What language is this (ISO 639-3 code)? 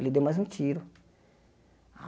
por